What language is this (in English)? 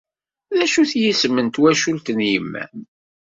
Kabyle